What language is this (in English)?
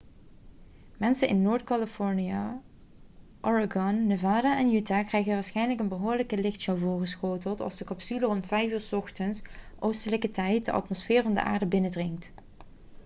Dutch